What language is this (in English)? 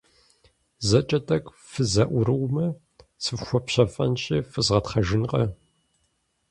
Kabardian